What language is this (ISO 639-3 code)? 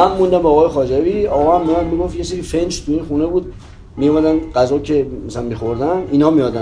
fas